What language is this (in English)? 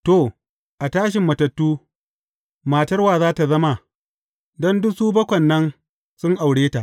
Hausa